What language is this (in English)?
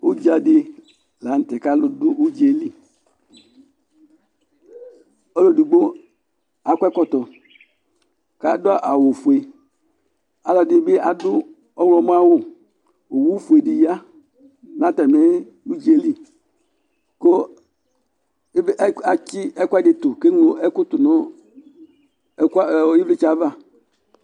Ikposo